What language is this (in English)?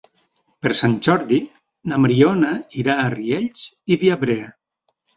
Catalan